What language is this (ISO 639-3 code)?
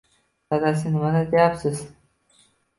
uzb